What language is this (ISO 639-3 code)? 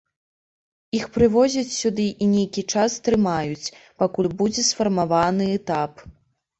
bel